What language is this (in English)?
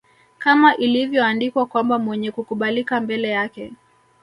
Swahili